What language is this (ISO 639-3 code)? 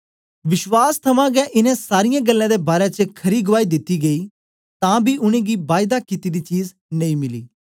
doi